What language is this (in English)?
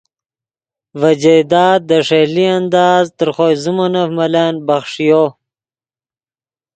Yidgha